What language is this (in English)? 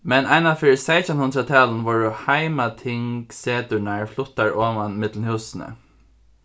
Faroese